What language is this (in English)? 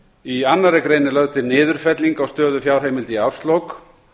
Icelandic